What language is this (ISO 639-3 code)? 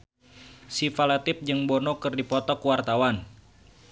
sun